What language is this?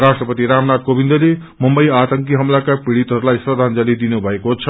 Nepali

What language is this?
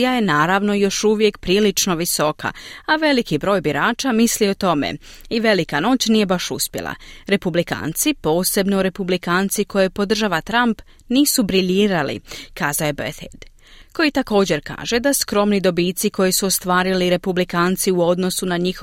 Croatian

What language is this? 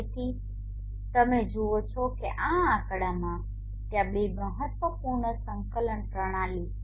Gujarati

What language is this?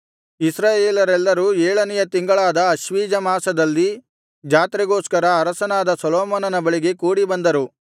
Kannada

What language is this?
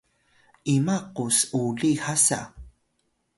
Atayal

